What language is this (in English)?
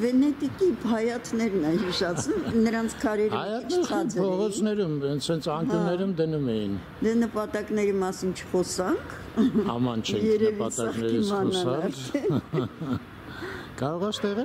Turkish